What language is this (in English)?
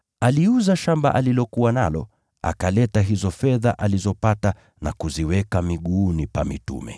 Swahili